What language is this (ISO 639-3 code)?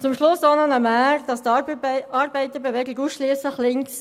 gsw